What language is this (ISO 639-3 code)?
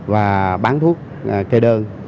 vie